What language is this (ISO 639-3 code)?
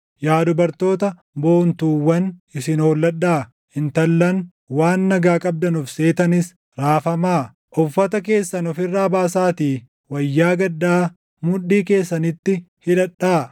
orm